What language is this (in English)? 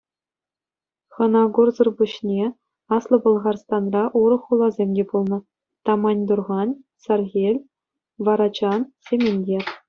Chuvash